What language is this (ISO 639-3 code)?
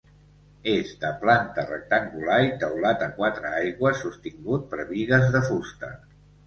cat